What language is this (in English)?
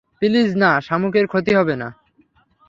Bangla